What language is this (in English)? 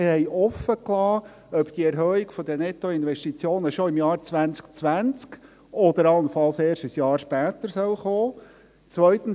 Swiss German